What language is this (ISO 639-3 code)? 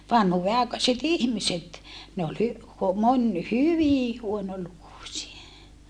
fin